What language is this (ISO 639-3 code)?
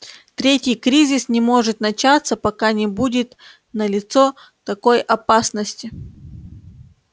rus